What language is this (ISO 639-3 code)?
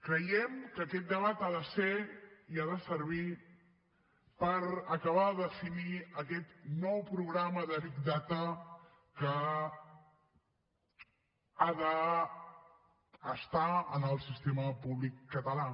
cat